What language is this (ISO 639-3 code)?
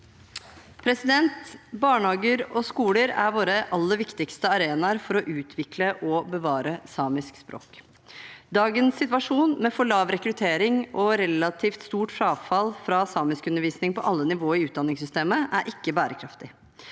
nor